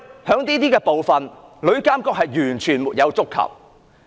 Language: Cantonese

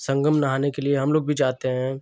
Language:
Hindi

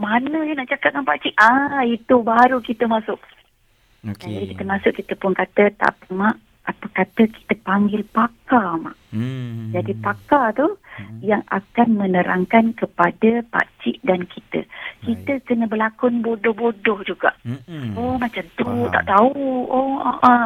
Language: Malay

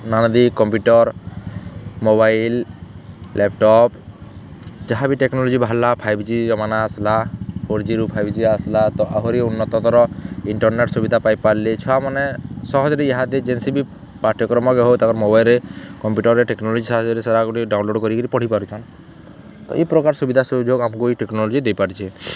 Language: Odia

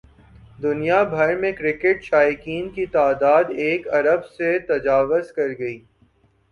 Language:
Urdu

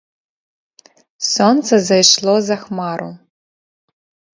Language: Belarusian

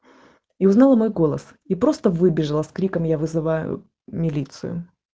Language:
Russian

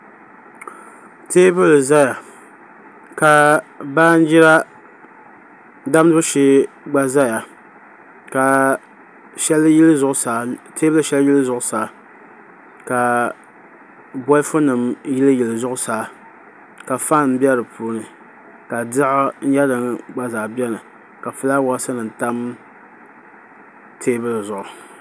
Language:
Dagbani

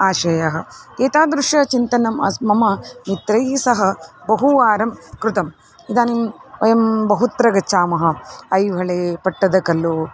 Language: Sanskrit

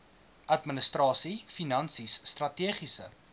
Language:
Afrikaans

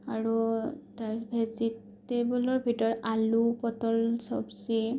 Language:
Assamese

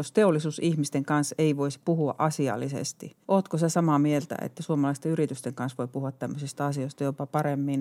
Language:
Finnish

